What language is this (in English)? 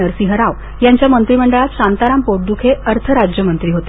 Marathi